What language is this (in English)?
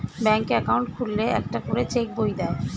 Bangla